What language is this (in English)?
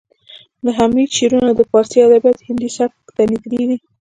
Pashto